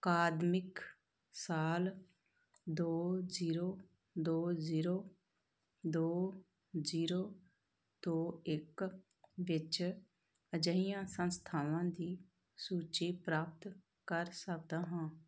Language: Punjabi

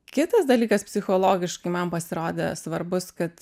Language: Lithuanian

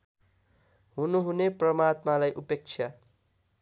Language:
Nepali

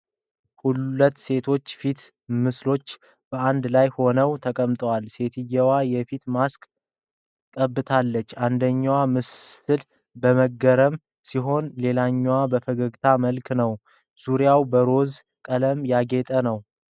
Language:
Amharic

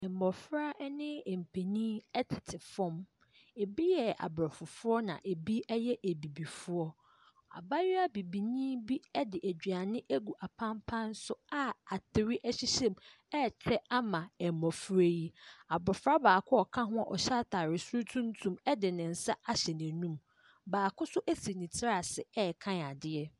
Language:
Akan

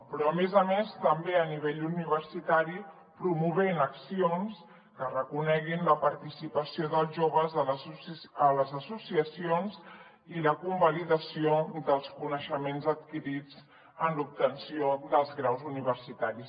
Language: Catalan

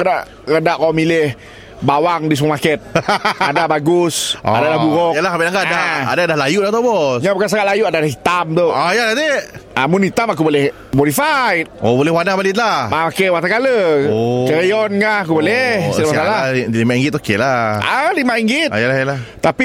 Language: Malay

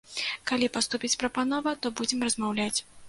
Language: Belarusian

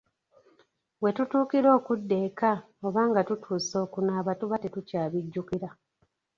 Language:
Ganda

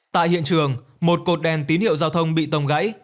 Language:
Vietnamese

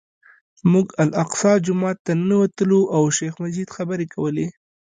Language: Pashto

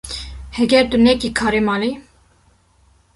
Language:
Kurdish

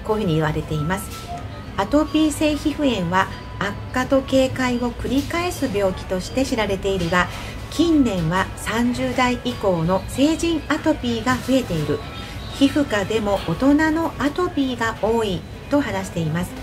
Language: Japanese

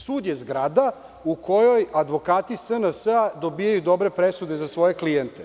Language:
Serbian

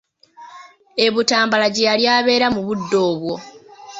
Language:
Ganda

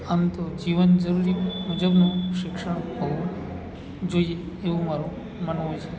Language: Gujarati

